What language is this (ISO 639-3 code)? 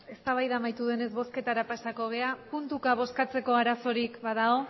eus